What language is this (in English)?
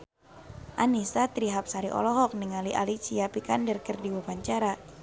Sundanese